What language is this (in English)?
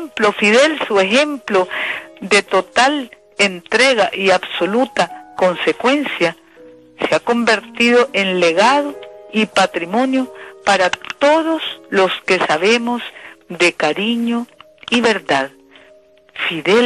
Spanish